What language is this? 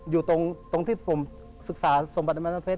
Thai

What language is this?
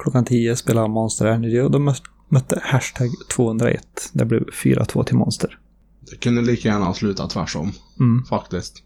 Swedish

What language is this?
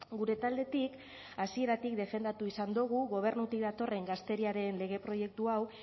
Basque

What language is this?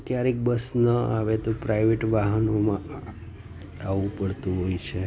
Gujarati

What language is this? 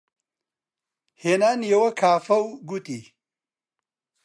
Central Kurdish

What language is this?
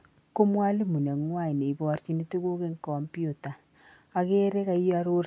Kalenjin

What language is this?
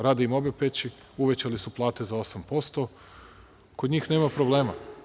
Serbian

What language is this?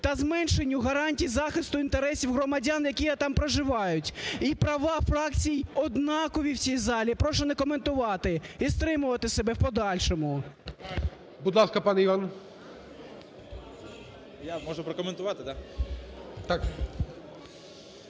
Ukrainian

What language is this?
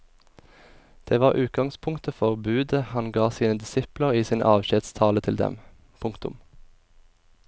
Norwegian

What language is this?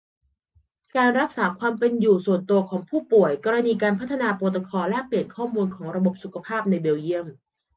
Thai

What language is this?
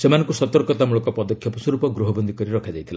Odia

